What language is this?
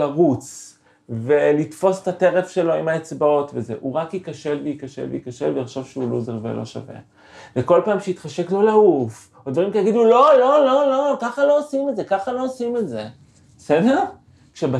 Hebrew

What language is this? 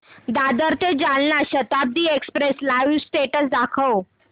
Marathi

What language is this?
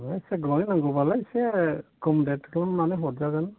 Bodo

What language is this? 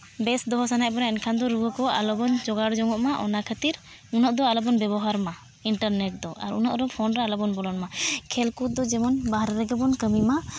Santali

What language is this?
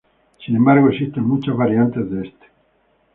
Spanish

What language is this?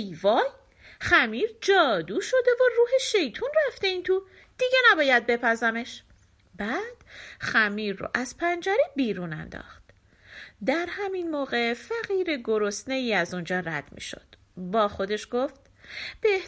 Persian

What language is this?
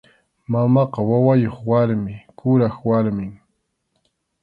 Arequipa-La Unión Quechua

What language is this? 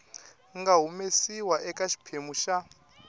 Tsonga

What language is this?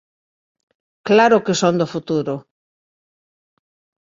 Galician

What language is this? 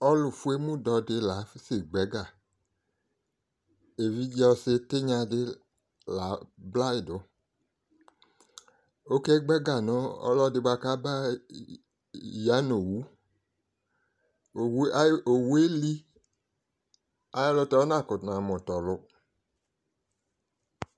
Ikposo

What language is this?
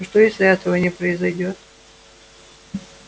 Russian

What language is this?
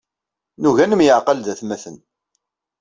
Kabyle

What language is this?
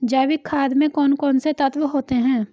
Hindi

